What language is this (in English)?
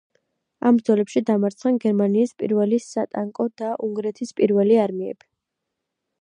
Georgian